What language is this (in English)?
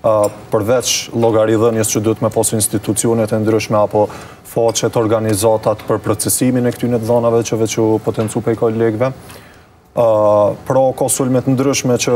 Romanian